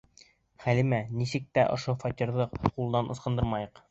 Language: Bashkir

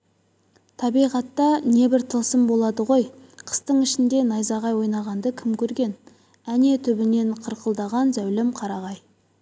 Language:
Kazakh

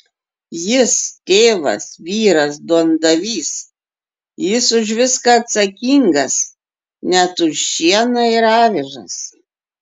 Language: Lithuanian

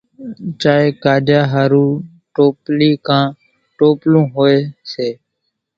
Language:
Kachi Koli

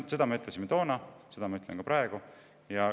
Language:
Estonian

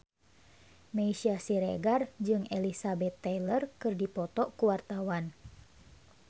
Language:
Sundanese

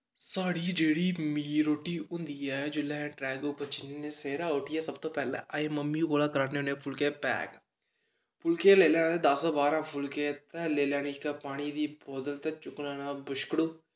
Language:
Dogri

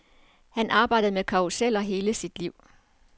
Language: Danish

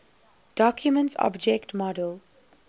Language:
English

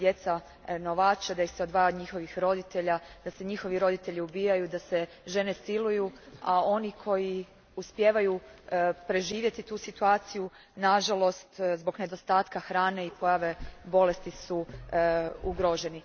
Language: Croatian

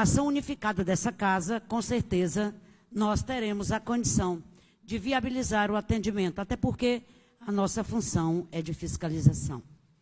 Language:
Portuguese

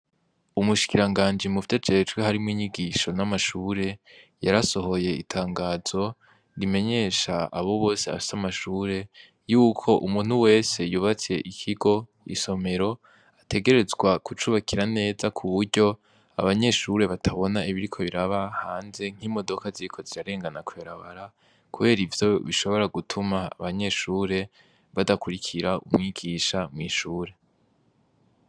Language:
Rundi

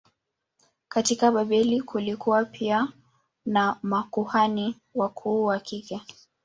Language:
Swahili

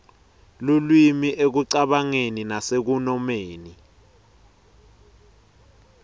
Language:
Swati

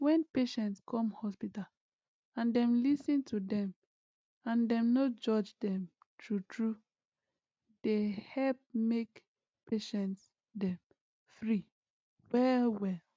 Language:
Nigerian Pidgin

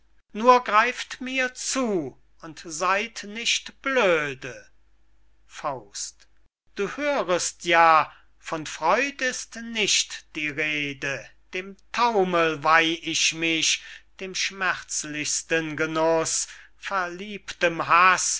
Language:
German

